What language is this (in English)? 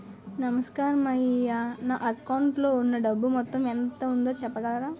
Telugu